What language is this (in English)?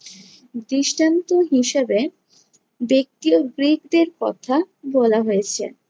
Bangla